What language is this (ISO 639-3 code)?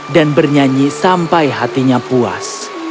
ind